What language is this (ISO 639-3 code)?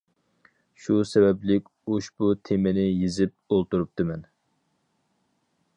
uig